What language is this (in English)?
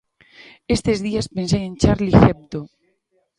Galician